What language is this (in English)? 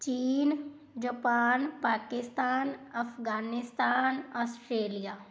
Punjabi